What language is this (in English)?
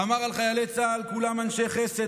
Hebrew